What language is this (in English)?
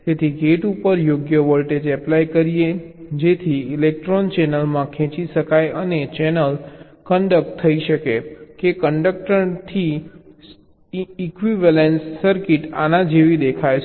Gujarati